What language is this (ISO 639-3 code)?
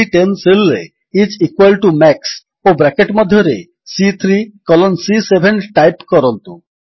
ori